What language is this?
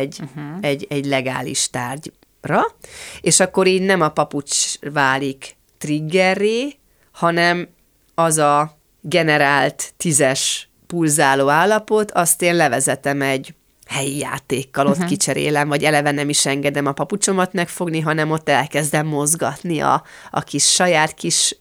Hungarian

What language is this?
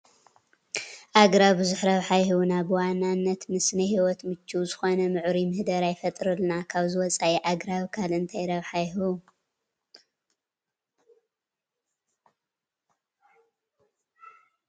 Tigrinya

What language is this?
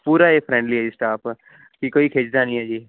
Punjabi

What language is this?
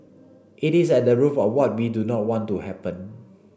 English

